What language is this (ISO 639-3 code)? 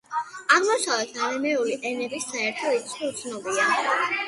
kat